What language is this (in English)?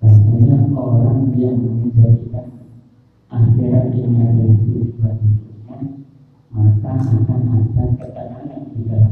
Indonesian